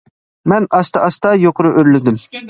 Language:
Uyghur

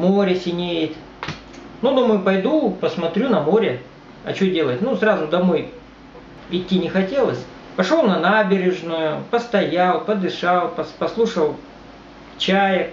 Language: Russian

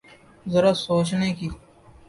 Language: Urdu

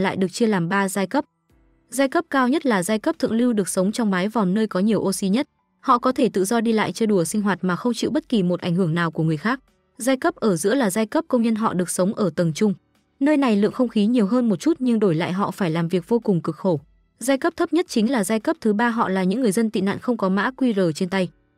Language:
Vietnamese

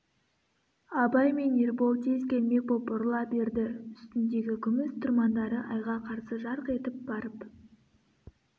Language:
Kazakh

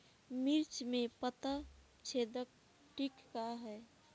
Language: Bhojpuri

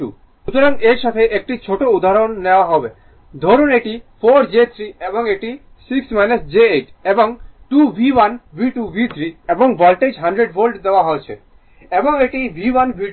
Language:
Bangla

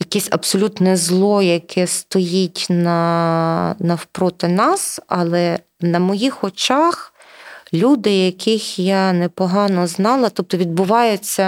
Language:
Ukrainian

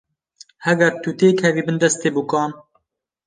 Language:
Kurdish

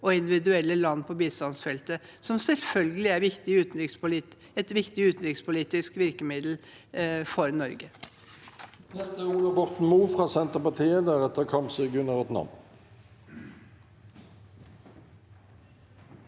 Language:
Norwegian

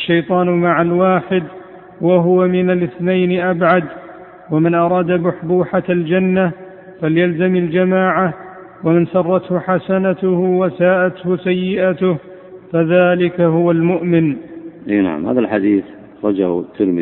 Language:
Arabic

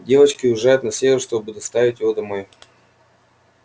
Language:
Russian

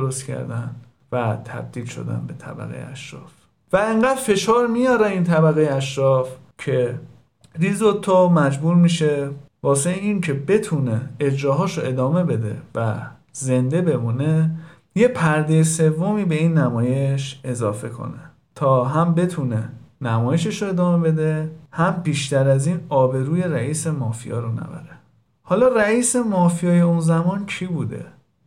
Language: Persian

